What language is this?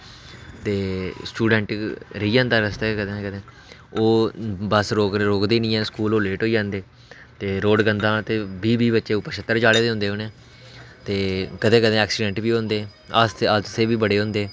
Dogri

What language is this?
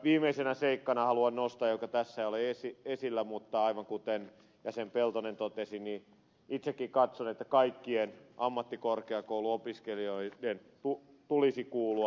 Finnish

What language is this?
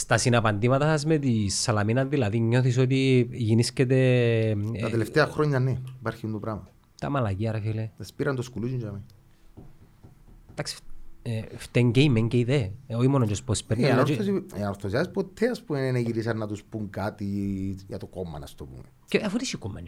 Greek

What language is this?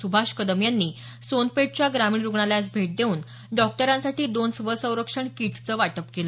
Marathi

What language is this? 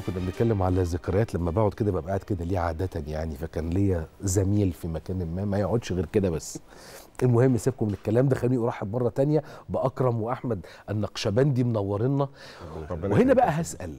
Arabic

